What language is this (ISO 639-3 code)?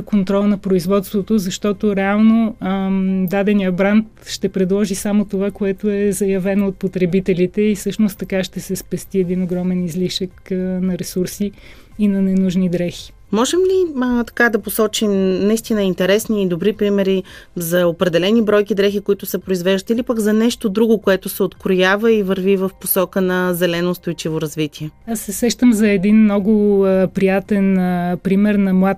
bul